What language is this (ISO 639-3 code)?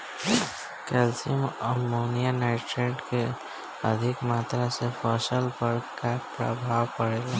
bho